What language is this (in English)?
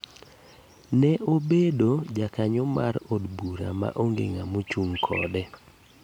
Luo (Kenya and Tanzania)